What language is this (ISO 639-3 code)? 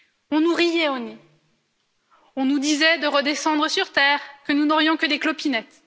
fra